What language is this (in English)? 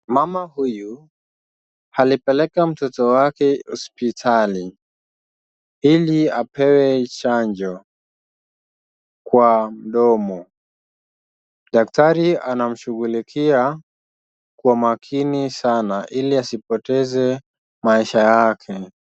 Swahili